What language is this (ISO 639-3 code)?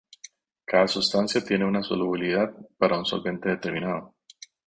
spa